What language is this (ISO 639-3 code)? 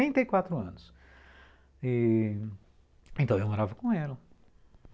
por